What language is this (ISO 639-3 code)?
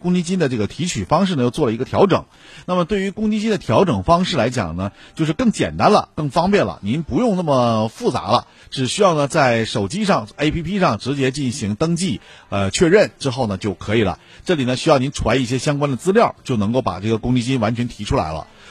zho